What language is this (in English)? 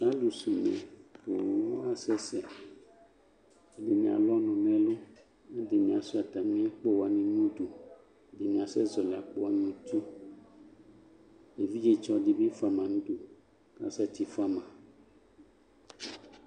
Ikposo